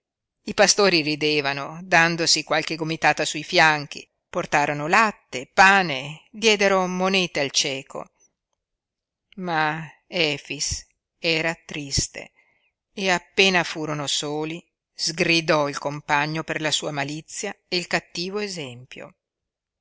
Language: Italian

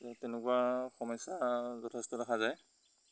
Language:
Assamese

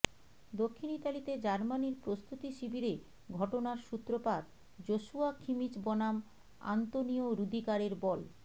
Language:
Bangla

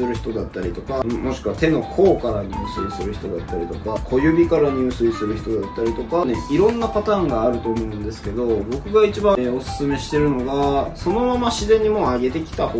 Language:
Japanese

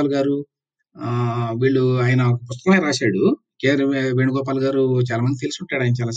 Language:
Telugu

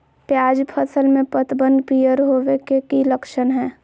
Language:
Magahi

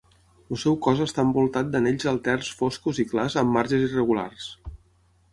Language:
Catalan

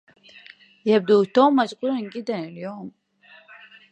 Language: Arabic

